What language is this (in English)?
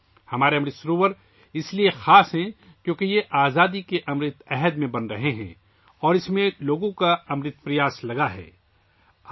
Urdu